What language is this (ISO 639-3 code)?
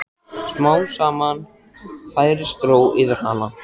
isl